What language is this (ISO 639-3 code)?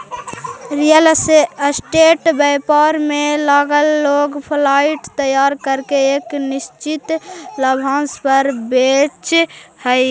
mag